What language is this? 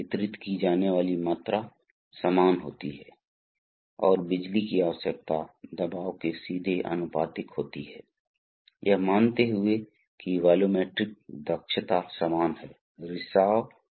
Hindi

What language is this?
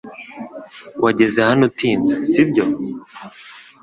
Kinyarwanda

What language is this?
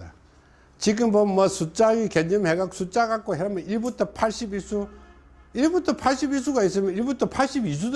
Korean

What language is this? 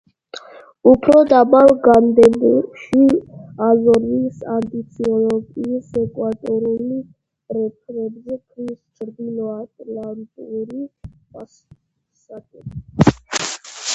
Georgian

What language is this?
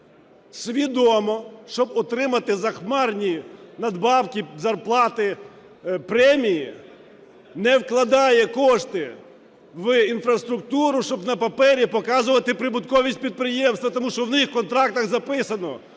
Ukrainian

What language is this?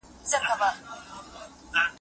Pashto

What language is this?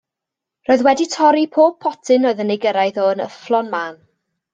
Welsh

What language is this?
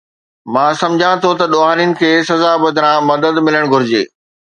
Sindhi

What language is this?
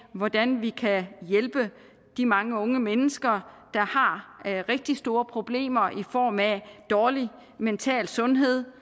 Danish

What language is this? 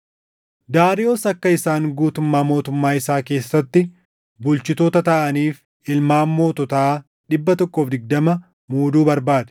Oromo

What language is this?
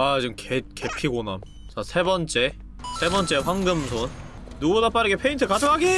Korean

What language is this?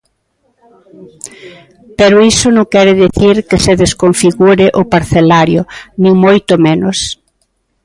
Galician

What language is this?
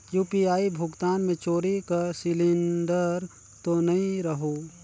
Chhattisgarhi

